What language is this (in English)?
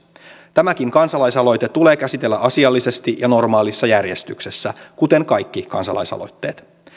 Finnish